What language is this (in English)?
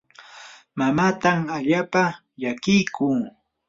Yanahuanca Pasco Quechua